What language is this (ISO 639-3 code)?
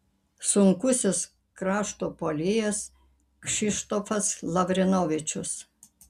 lit